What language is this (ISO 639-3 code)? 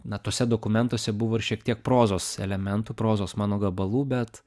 lit